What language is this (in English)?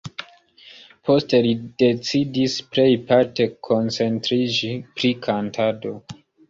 Esperanto